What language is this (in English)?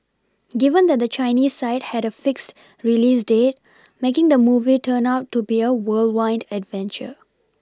English